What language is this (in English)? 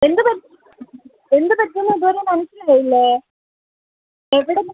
Malayalam